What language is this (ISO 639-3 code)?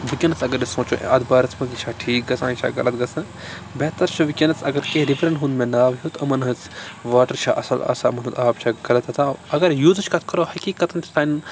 kas